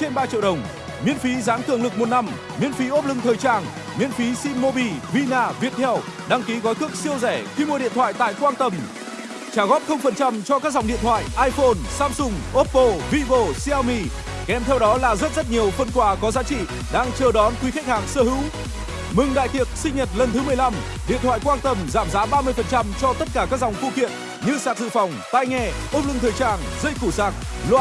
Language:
Vietnamese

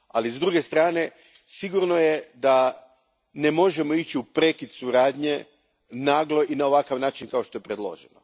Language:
Croatian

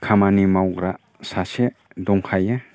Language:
Bodo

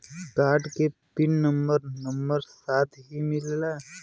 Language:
Bhojpuri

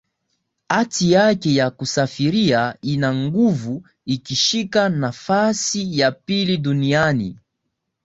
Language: Swahili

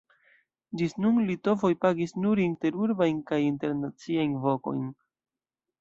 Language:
Esperanto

